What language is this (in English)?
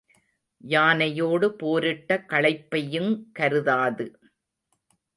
Tamil